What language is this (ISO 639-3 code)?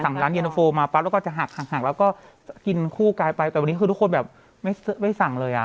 tha